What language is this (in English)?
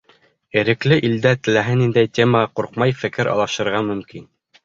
Bashkir